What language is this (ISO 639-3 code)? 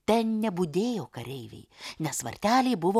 lit